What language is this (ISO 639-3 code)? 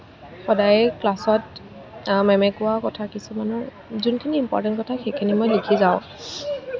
asm